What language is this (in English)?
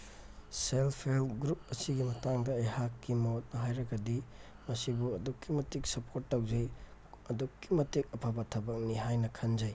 Manipuri